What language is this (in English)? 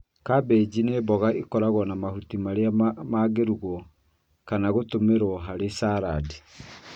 Kikuyu